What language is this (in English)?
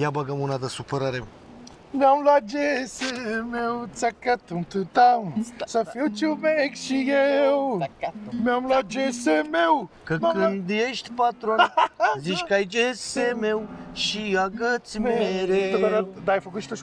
Romanian